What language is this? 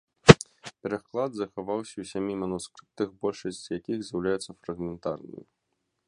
Belarusian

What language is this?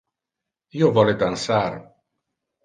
Interlingua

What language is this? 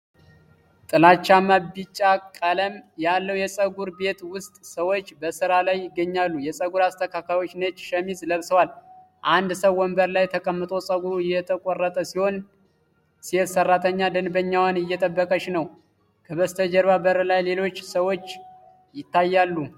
Amharic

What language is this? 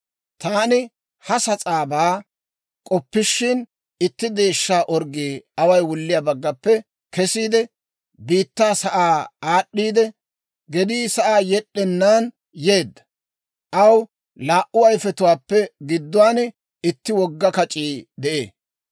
Dawro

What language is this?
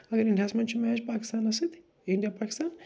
Kashmiri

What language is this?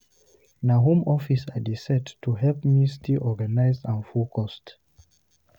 Nigerian Pidgin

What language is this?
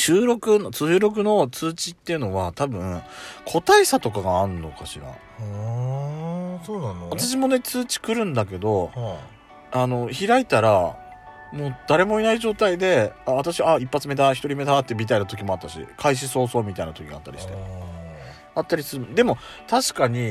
Japanese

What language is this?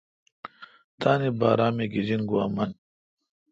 Kalkoti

